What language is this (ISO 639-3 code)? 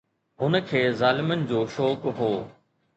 snd